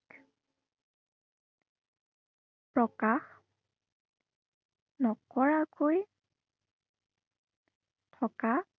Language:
Assamese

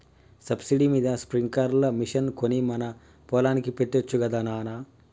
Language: Telugu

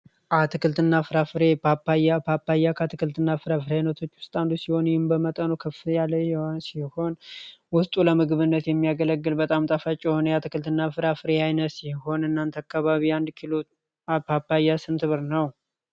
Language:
Amharic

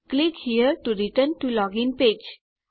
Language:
Gujarati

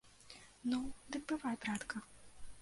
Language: Belarusian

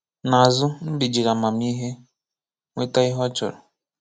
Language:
Igbo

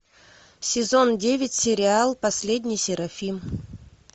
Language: Russian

